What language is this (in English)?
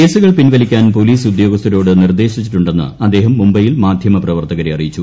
Malayalam